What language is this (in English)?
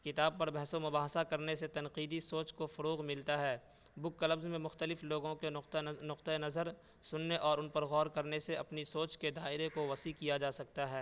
Urdu